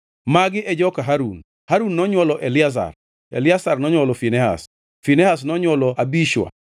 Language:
Luo (Kenya and Tanzania)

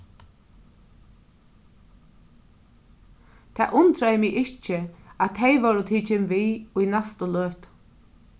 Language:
Faroese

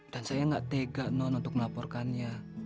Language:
Indonesian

